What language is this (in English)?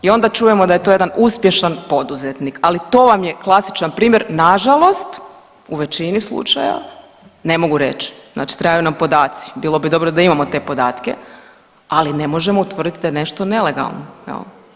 Croatian